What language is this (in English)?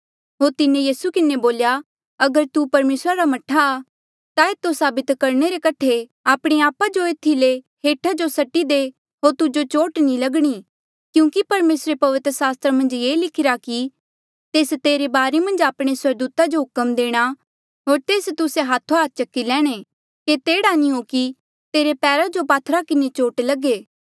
Mandeali